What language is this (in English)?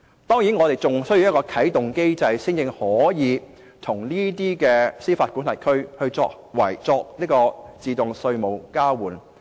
Cantonese